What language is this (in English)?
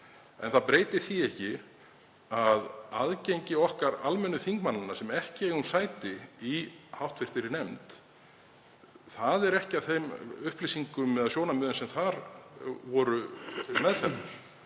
Icelandic